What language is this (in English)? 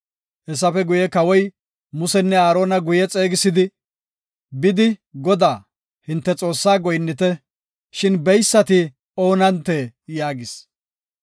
Gofa